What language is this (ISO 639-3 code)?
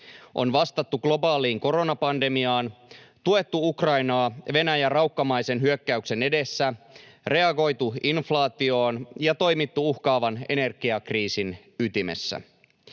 fin